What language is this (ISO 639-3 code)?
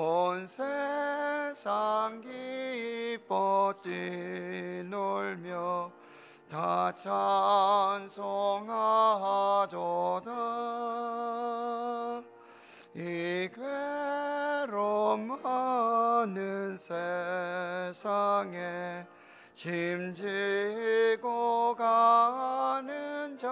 kor